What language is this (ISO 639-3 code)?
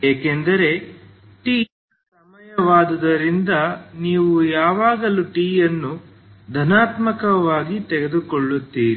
kan